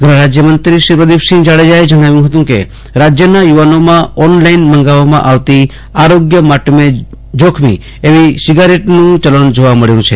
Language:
Gujarati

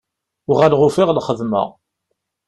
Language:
Kabyle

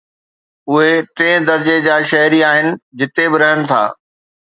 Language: Sindhi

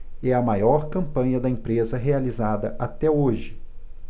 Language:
Portuguese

